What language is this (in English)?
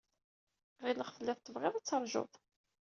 Kabyle